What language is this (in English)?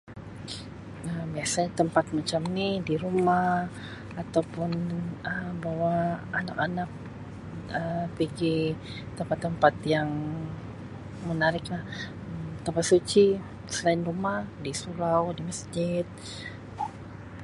Sabah Malay